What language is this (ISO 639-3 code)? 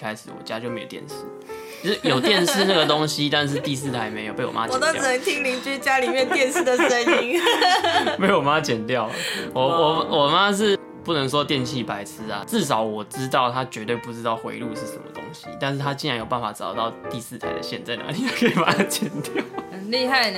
zho